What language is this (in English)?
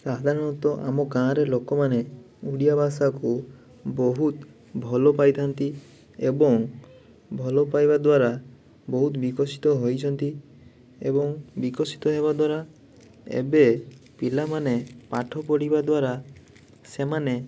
Odia